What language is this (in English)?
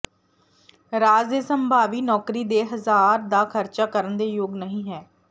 Punjabi